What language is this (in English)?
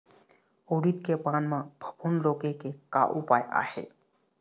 Chhattisgarhi